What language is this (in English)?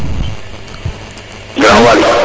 Serer